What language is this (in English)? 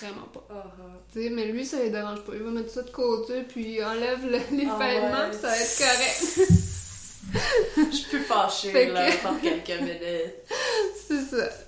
French